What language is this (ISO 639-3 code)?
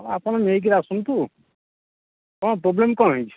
ori